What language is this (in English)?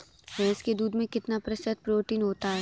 Hindi